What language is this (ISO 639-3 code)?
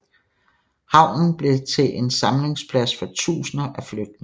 dan